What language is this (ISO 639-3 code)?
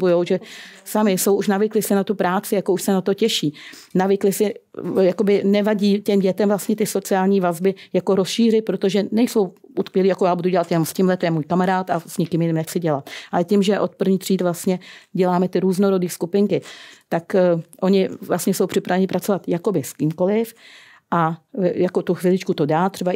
ces